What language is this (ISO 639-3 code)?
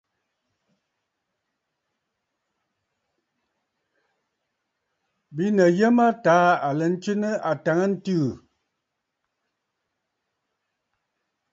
bfd